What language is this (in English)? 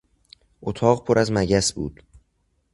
Persian